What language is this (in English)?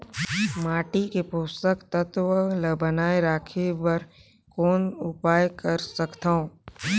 Chhattisgarhi